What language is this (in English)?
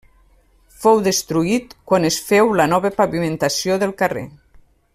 Catalan